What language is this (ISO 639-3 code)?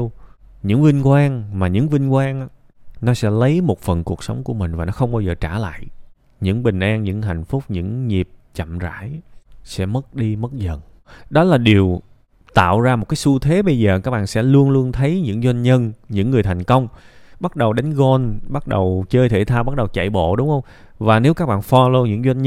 vie